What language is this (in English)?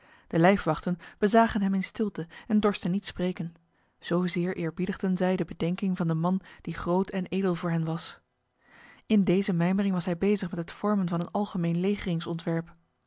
Dutch